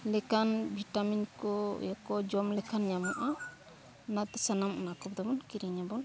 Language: Santali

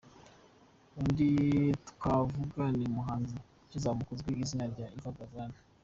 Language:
Kinyarwanda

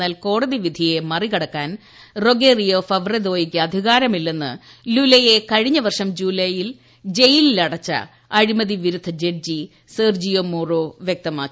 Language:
Malayalam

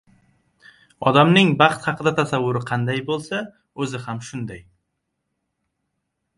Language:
Uzbek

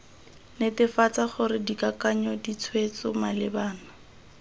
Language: Tswana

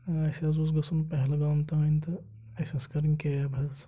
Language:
Kashmiri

